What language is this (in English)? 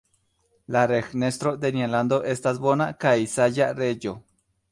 Esperanto